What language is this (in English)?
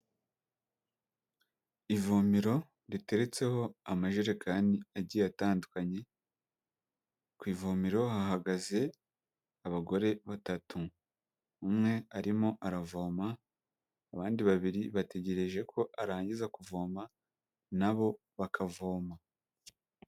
Kinyarwanda